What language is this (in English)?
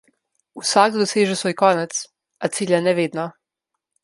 Slovenian